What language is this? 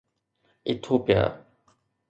Sindhi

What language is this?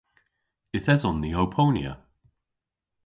Cornish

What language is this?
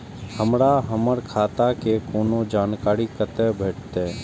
Maithili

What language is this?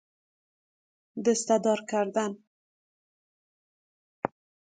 Persian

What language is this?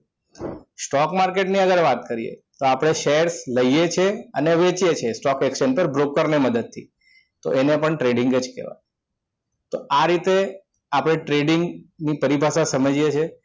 Gujarati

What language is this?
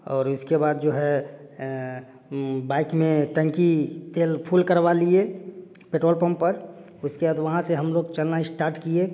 Hindi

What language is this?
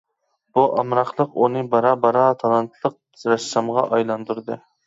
Uyghur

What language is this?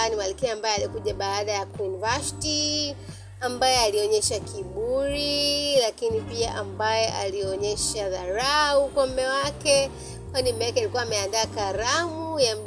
Swahili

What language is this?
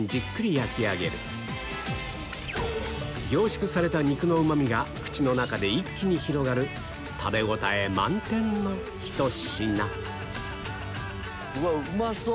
Japanese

